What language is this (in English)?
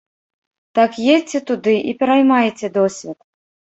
Belarusian